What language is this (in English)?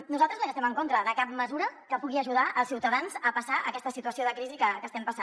Catalan